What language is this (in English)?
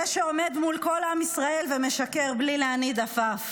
Hebrew